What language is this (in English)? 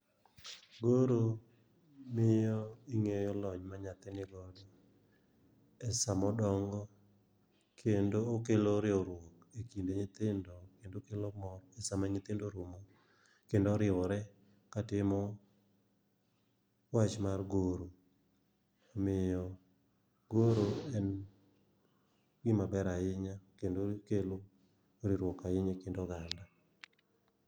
Luo (Kenya and Tanzania)